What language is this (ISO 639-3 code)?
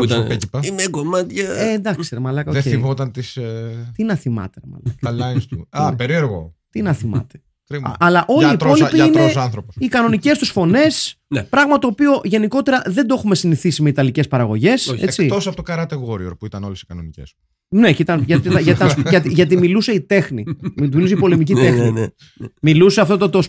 ell